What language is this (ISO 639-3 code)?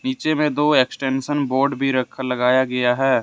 hin